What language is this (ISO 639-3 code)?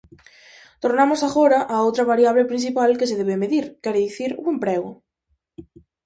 glg